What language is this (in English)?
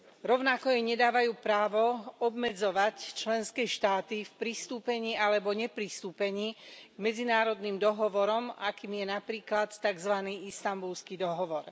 Slovak